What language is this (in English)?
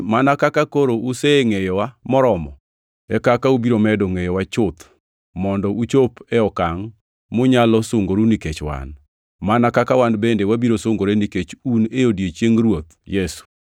Luo (Kenya and Tanzania)